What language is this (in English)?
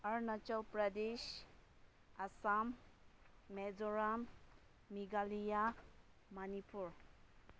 Manipuri